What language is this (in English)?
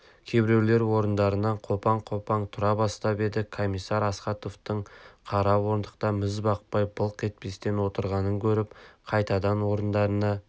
Kazakh